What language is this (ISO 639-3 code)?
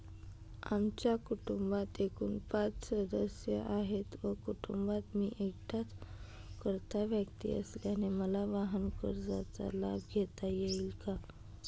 mar